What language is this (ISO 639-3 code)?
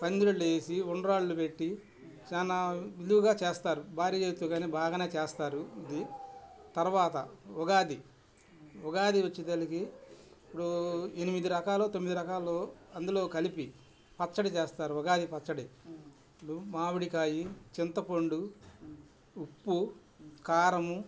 tel